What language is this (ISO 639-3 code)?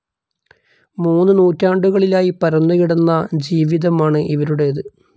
mal